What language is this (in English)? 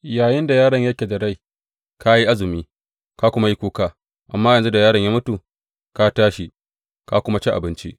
Hausa